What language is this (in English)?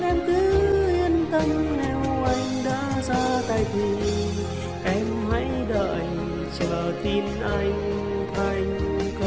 Vietnamese